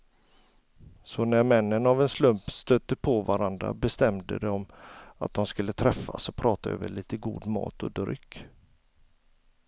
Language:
Swedish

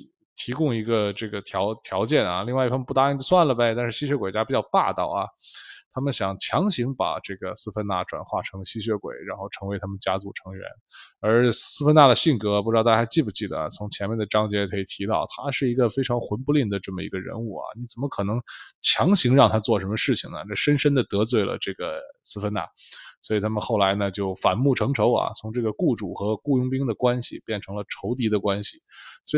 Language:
Chinese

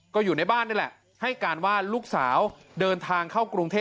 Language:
Thai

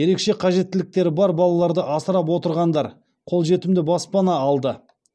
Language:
Kazakh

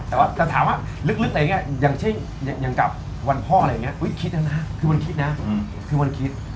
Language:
Thai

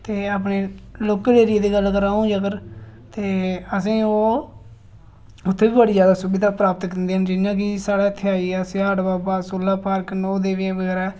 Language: Dogri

